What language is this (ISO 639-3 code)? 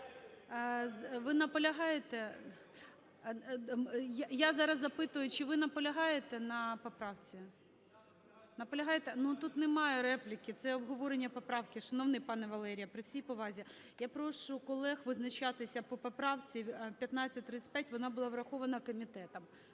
ukr